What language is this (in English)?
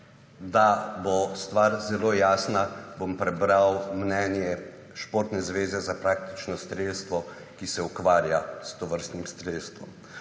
Slovenian